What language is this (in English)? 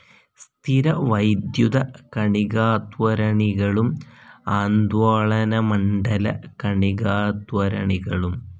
Malayalam